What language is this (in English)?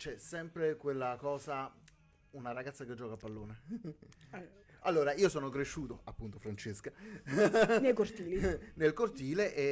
Italian